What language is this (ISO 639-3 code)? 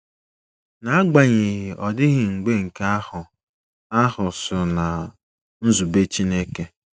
ibo